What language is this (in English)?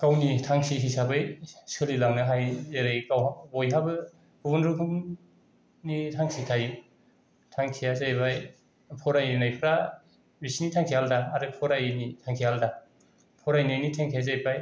Bodo